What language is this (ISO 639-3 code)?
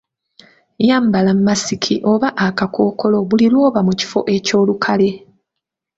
lug